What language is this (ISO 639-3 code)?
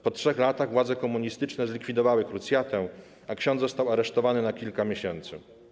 pol